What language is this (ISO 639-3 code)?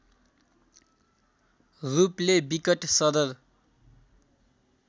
nep